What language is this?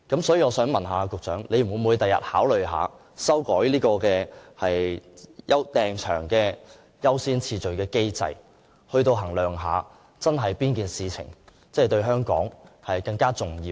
Cantonese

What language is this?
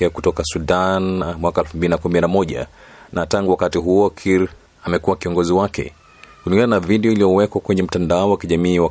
Swahili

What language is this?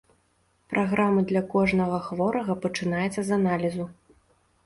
Belarusian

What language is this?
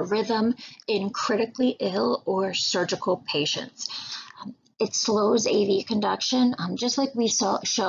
English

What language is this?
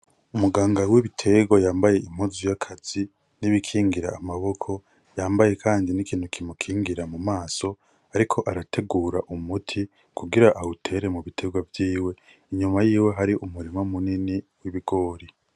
Rundi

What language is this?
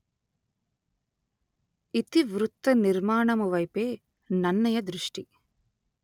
Telugu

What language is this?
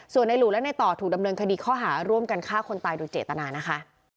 Thai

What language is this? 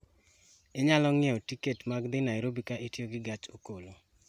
Luo (Kenya and Tanzania)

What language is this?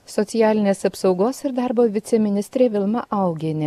Lithuanian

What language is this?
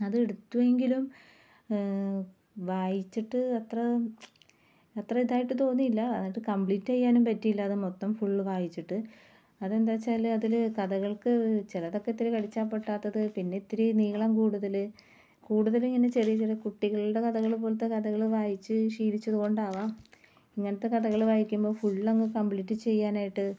Malayalam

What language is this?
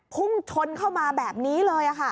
Thai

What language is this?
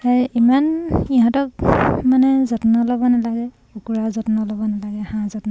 Assamese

